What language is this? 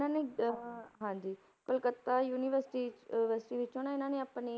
Punjabi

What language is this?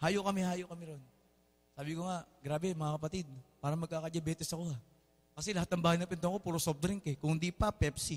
Filipino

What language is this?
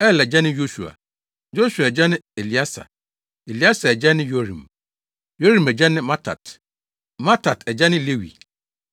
Akan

